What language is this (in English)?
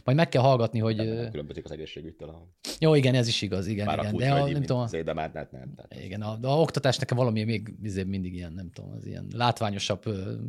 Hungarian